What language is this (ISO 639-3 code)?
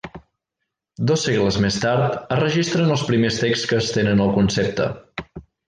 cat